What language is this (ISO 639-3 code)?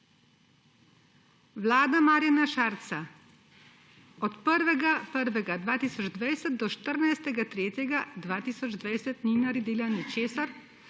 slv